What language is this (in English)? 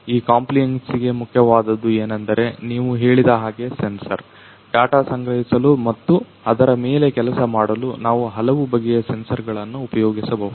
Kannada